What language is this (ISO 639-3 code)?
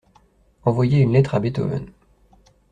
fra